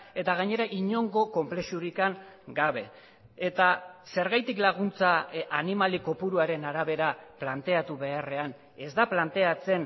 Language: Basque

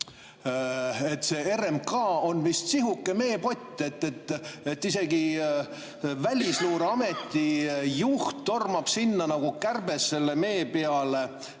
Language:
Estonian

